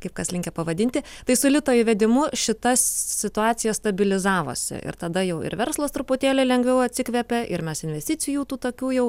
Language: Lithuanian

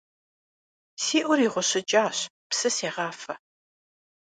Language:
Kabardian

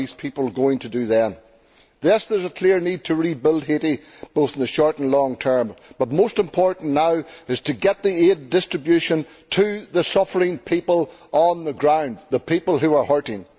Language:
English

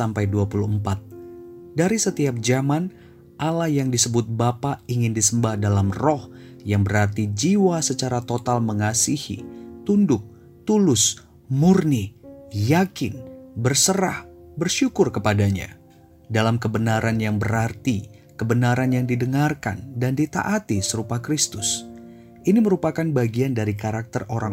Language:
Indonesian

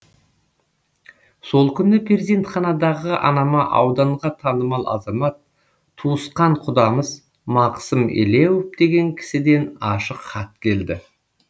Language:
Kazakh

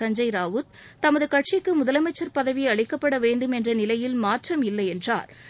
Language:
Tamil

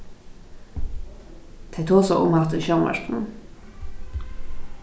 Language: Faroese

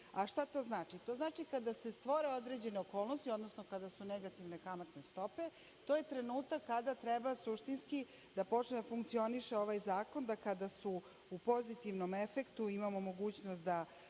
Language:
Serbian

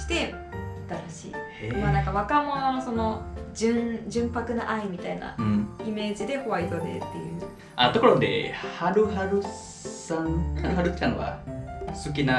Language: Japanese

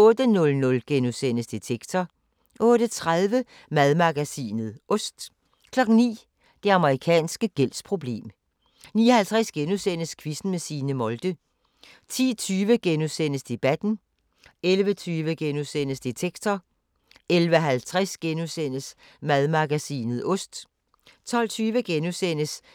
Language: Danish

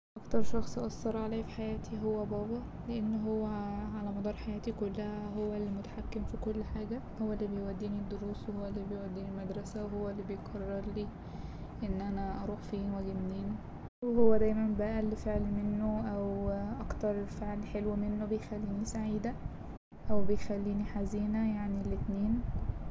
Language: Egyptian Arabic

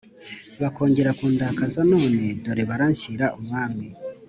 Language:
Kinyarwanda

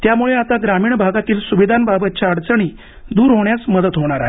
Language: Marathi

